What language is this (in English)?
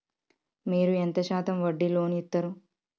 Telugu